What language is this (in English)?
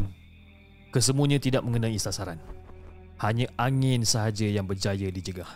Malay